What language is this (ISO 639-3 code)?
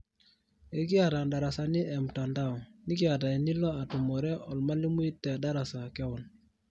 mas